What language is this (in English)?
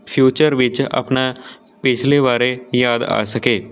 Punjabi